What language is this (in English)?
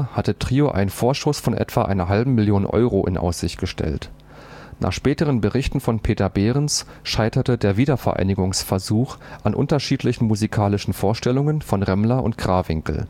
German